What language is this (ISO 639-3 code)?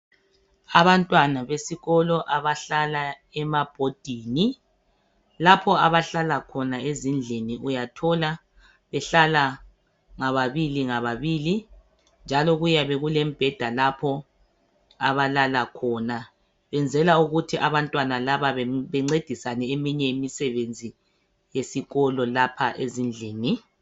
nde